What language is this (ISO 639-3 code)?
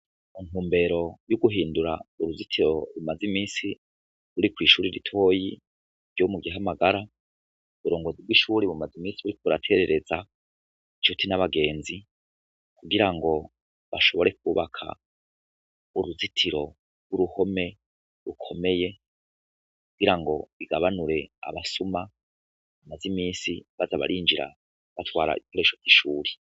run